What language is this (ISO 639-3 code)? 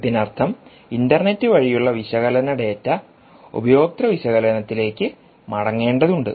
mal